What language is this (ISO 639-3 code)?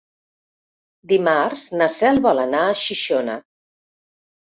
cat